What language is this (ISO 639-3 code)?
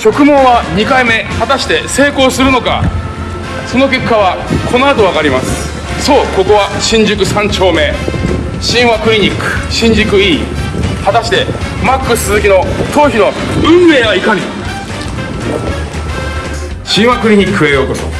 jpn